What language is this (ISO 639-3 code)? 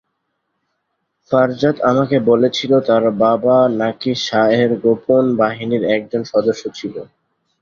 ben